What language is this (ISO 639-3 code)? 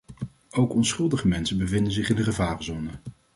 nld